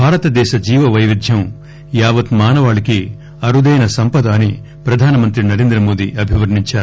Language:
Telugu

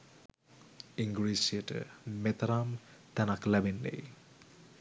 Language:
Sinhala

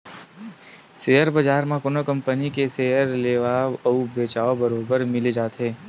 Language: Chhattisgarhi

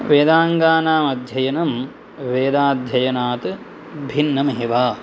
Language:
Sanskrit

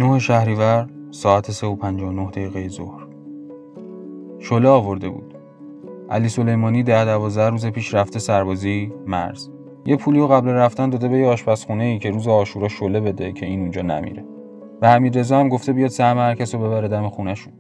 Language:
Persian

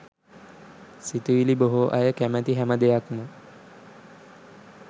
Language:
Sinhala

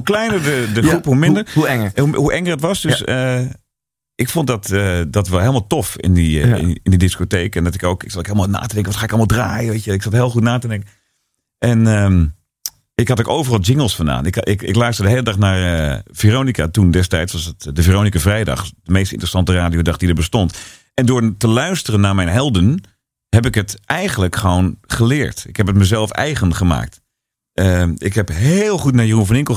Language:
Dutch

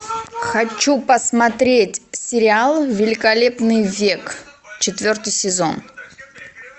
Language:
Russian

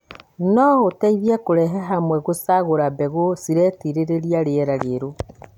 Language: Kikuyu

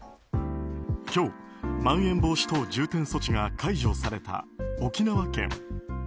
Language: Japanese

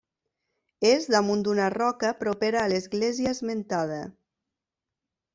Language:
Catalan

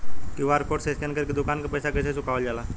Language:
Bhojpuri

